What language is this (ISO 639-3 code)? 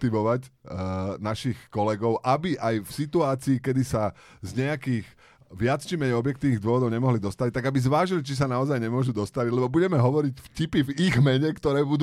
slk